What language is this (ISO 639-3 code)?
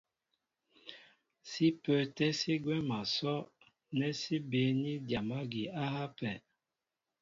mbo